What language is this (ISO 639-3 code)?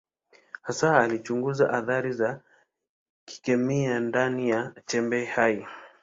swa